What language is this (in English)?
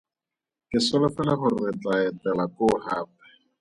Tswana